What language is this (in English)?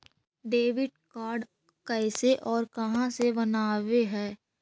Magahi